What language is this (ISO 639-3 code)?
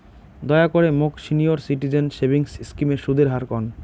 ben